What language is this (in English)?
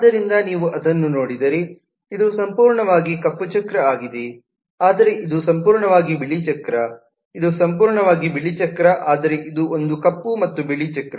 Kannada